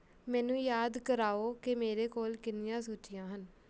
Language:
Punjabi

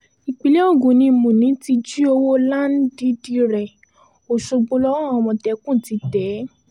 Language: Yoruba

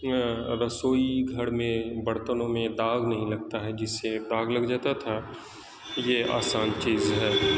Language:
Urdu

